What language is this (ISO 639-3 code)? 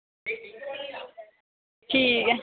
doi